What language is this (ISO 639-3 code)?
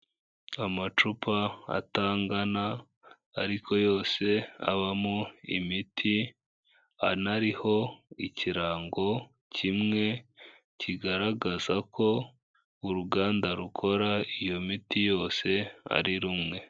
kin